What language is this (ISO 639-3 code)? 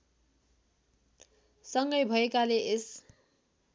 nep